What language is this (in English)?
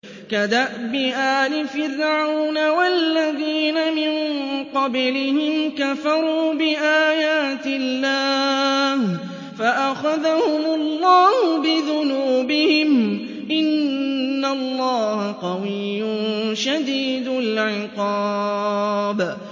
Arabic